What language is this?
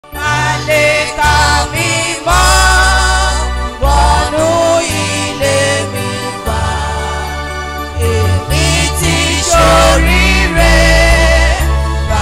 Romanian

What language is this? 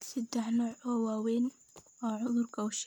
Somali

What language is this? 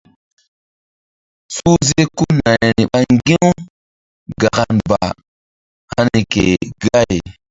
Mbum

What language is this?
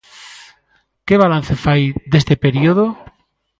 Galician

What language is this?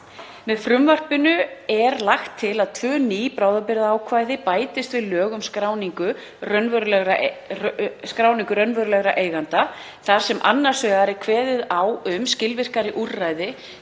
Icelandic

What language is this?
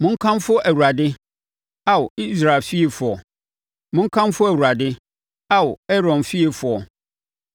Akan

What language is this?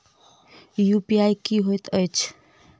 Maithili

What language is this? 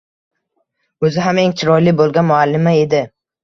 Uzbek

